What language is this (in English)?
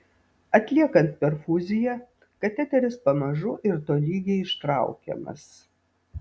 Lithuanian